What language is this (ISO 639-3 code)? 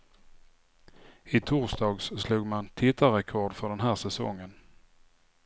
swe